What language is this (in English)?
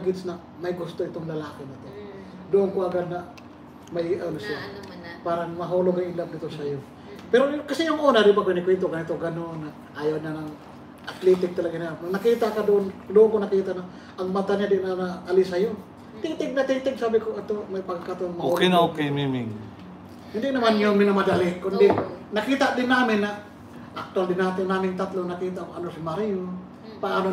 Filipino